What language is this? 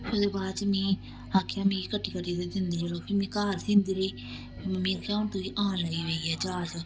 Dogri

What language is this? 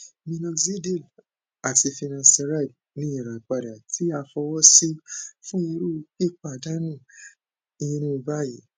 Yoruba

